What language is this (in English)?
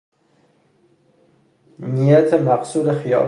Persian